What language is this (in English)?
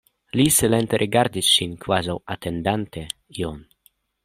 Esperanto